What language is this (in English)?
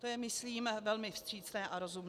Czech